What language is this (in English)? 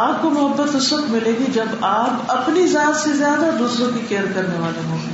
Urdu